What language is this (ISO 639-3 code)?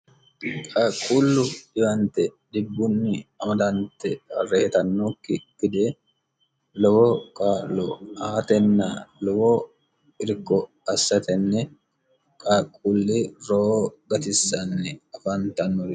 sid